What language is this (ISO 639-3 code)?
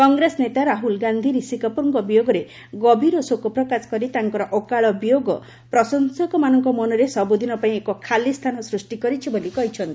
ori